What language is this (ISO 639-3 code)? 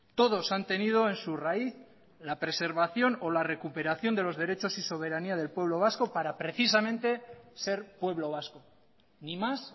spa